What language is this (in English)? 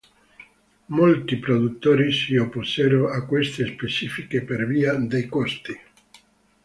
Italian